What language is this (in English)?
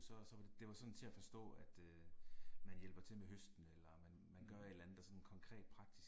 Danish